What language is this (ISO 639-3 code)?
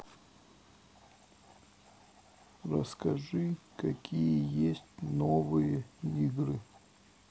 rus